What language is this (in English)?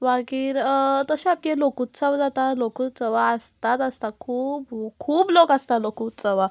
Konkani